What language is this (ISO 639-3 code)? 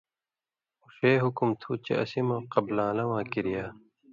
mvy